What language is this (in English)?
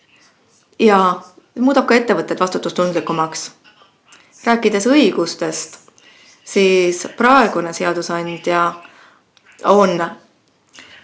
Estonian